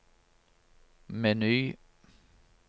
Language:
Norwegian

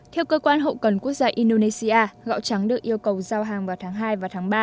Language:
Vietnamese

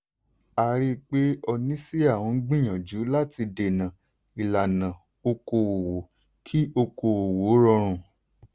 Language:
Yoruba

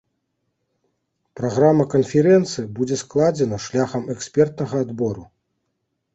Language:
Belarusian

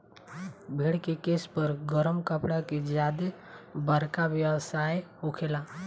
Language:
Bhojpuri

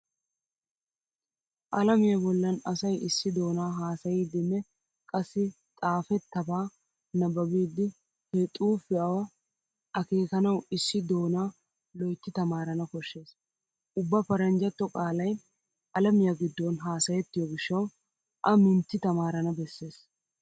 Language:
Wolaytta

